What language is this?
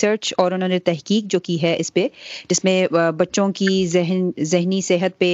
Urdu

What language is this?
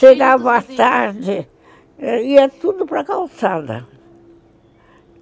Portuguese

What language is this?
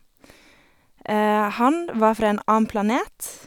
Norwegian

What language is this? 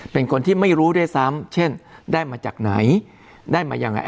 Thai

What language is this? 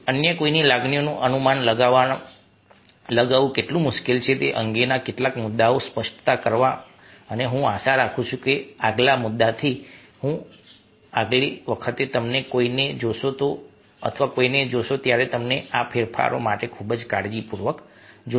Gujarati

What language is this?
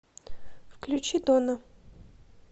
Russian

